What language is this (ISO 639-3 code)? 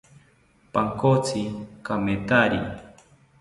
cpy